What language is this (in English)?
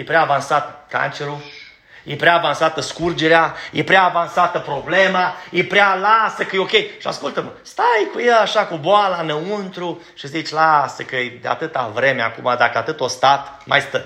Romanian